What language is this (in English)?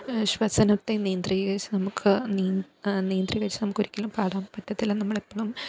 Malayalam